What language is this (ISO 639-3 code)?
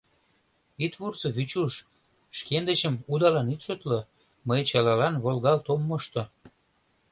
chm